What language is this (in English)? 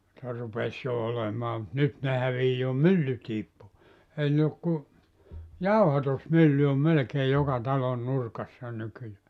Finnish